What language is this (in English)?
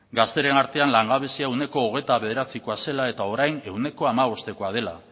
Basque